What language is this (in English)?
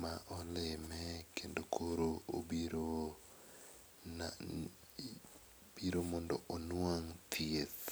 Luo (Kenya and Tanzania)